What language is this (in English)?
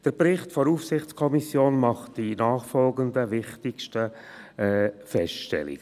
Swiss German